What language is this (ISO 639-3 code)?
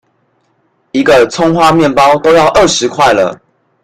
zho